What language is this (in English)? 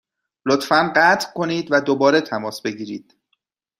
Persian